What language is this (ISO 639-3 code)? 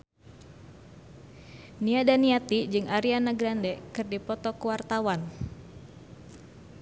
sun